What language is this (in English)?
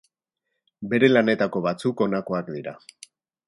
Basque